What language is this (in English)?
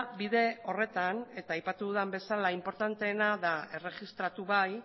Basque